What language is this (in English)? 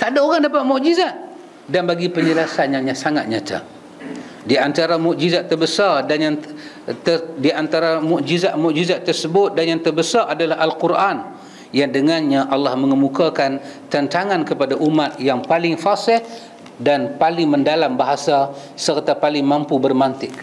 Malay